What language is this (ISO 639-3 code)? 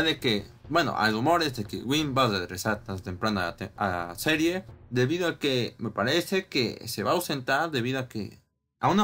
spa